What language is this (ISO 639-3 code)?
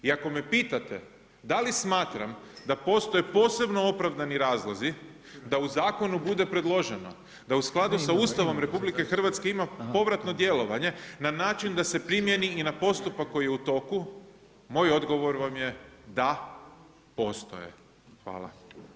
hrv